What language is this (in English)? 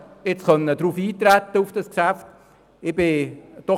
Swiss German